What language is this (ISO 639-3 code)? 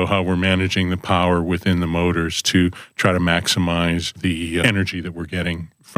eng